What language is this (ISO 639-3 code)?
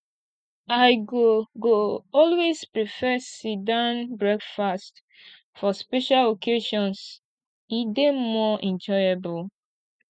pcm